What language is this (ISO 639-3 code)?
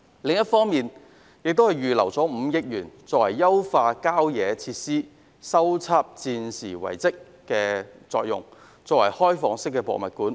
yue